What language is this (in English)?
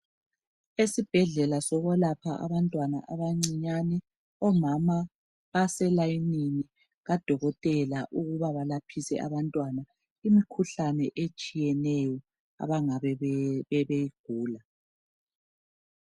North Ndebele